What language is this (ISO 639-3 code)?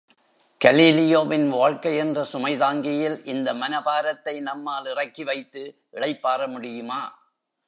tam